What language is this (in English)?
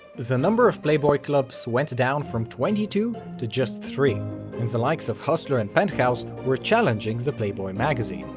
English